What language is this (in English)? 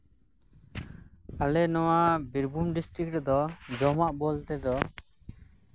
Santali